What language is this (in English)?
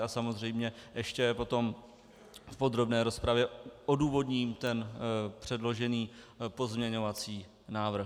Czech